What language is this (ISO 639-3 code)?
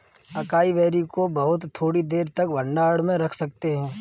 hin